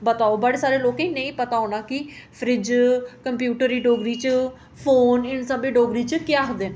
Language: Dogri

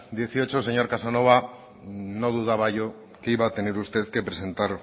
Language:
Spanish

